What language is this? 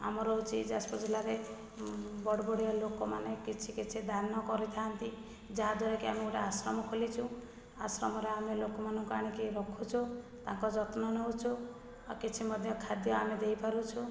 Odia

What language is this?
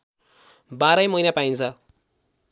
Nepali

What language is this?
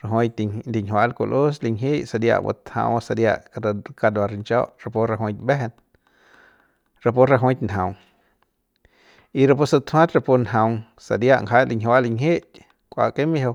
Central Pame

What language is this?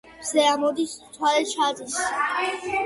Georgian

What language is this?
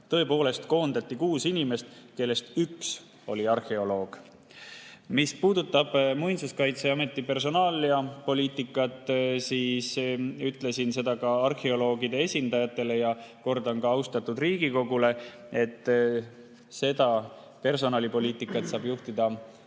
Estonian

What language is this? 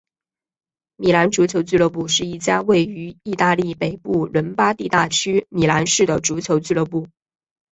Chinese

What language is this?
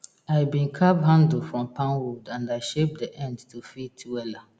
Nigerian Pidgin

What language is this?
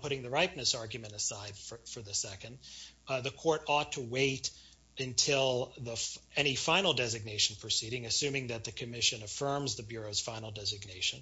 English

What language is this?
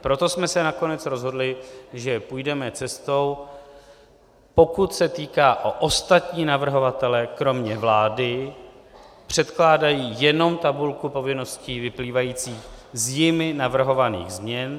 Czech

